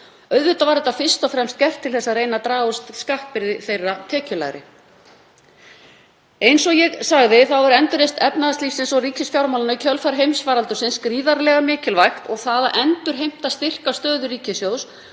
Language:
Icelandic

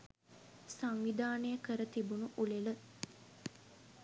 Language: Sinhala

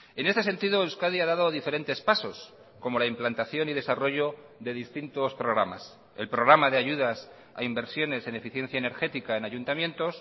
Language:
Spanish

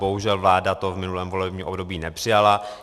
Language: Czech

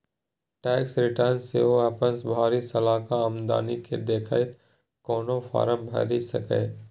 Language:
Maithili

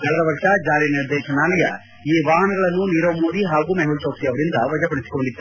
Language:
Kannada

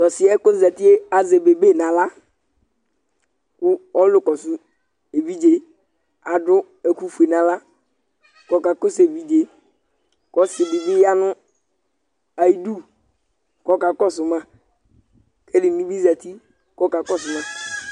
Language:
Ikposo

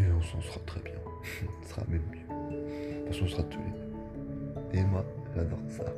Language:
French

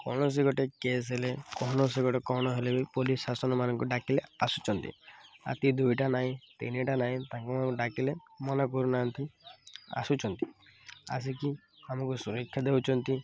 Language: Odia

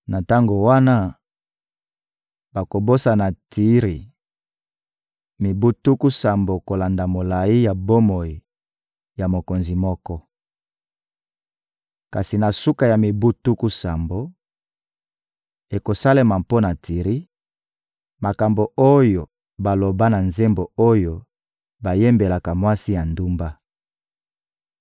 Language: Lingala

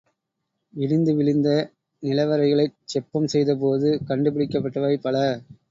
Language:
Tamil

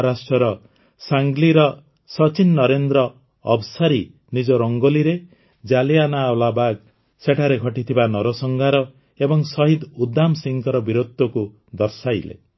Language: Odia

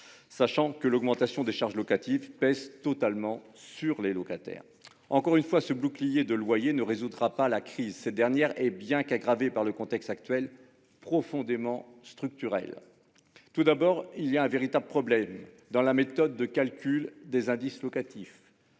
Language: French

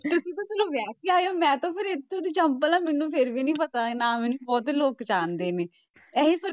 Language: Punjabi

